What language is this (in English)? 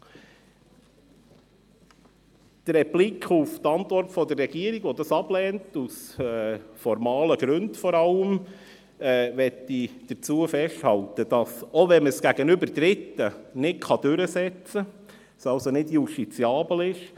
Swiss German